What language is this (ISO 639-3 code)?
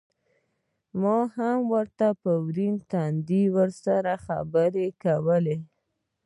pus